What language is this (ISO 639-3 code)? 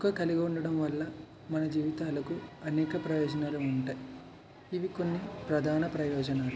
tel